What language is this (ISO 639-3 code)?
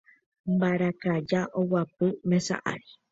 grn